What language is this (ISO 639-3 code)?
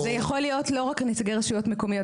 heb